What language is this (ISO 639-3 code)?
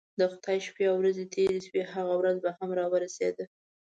pus